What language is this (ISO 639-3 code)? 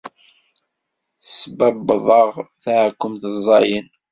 kab